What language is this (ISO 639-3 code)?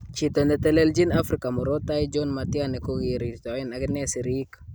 kln